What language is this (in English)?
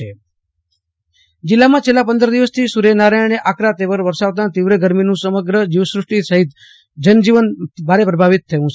Gujarati